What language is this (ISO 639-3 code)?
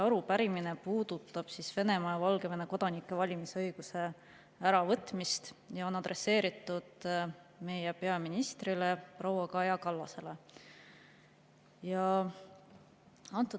est